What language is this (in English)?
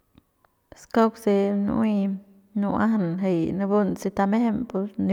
Central Pame